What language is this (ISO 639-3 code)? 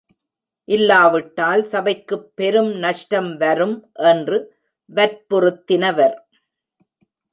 tam